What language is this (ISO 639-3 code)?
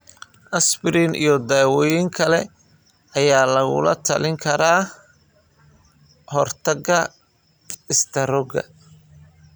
som